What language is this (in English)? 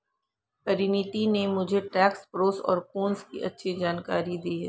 Hindi